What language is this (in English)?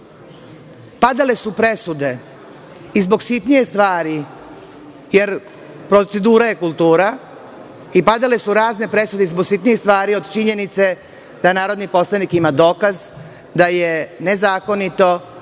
Serbian